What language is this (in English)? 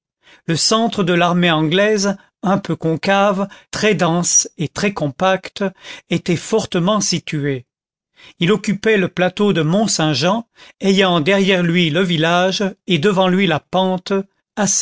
French